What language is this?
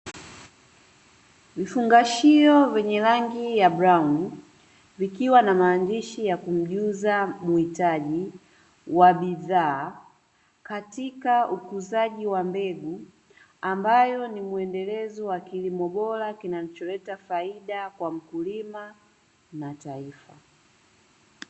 Swahili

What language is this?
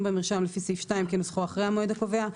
Hebrew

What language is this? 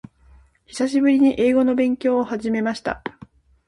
Japanese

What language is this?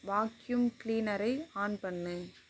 Tamil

